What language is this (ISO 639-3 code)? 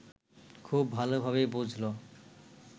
ben